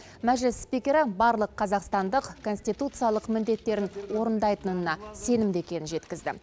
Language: Kazakh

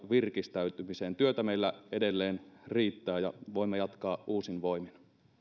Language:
Finnish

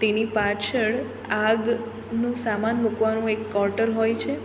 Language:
Gujarati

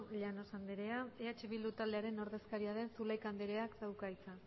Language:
Basque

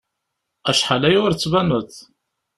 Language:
Kabyle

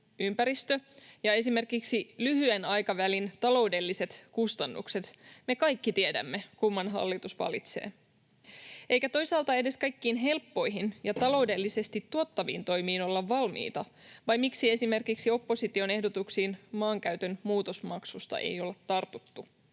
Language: Finnish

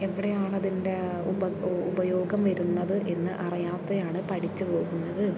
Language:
Malayalam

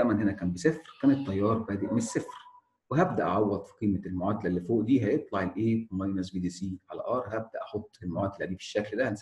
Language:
Arabic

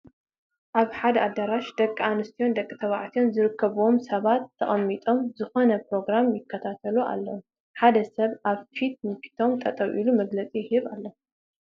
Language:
Tigrinya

